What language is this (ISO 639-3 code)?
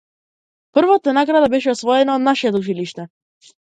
mkd